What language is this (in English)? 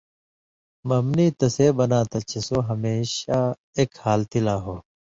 Indus Kohistani